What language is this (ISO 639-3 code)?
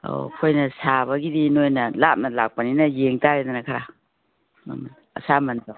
mni